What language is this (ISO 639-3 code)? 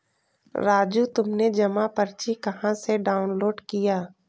hin